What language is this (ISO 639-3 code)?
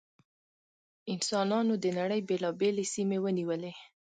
pus